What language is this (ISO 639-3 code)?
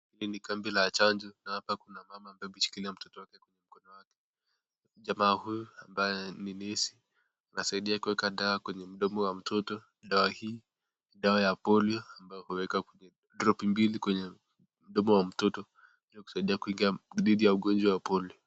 swa